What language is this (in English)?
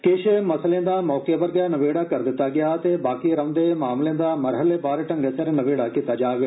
Dogri